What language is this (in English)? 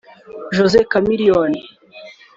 Kinyarwanda